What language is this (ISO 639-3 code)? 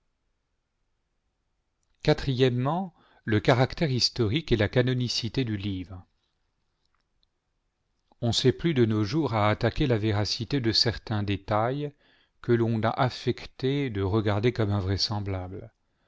fra